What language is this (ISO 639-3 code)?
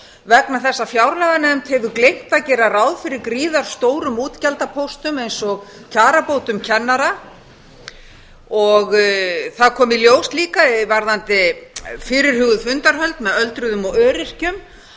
isl